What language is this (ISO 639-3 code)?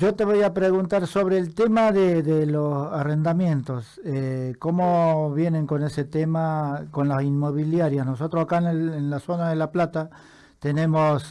spa